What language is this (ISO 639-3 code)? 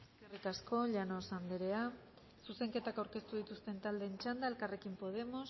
eus